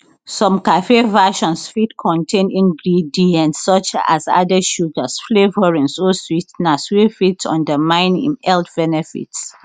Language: Nigerian Pidgin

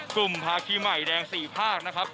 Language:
Thai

